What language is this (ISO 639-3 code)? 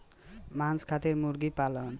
bho